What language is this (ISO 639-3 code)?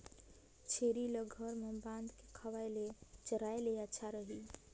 hne